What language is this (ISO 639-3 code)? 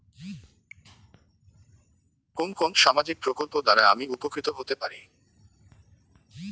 ben